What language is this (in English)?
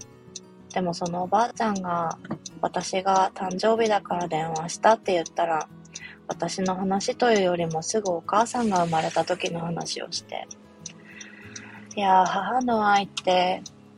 Japanese